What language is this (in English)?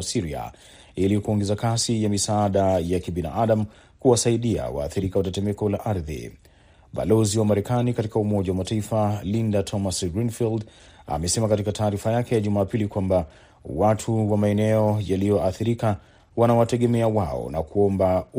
Swahili